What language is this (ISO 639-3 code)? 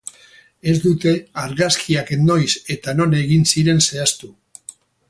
eus